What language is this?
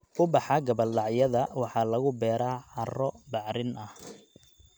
Somali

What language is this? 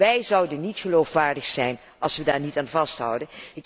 Dutch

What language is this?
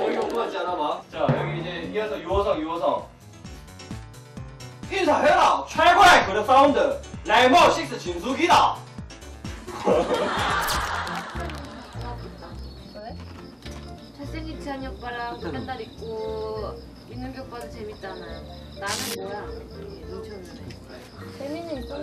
Korean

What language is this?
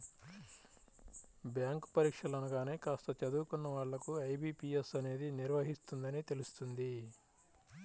Telugu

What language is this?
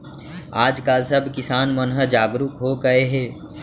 Chhattisgarhi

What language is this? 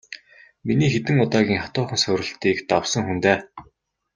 Mongolian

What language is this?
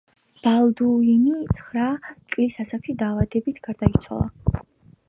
Georgian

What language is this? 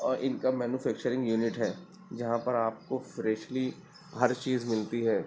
Urdu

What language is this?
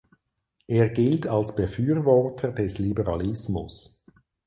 German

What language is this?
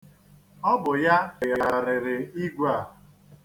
Igbo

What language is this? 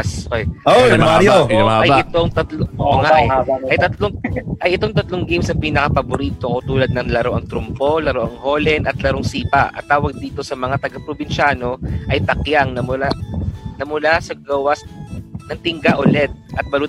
Filipino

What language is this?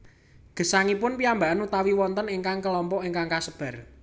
Javanese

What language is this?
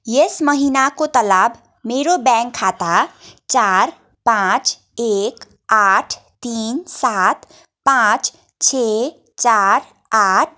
Nepali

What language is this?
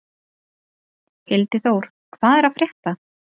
Icelandic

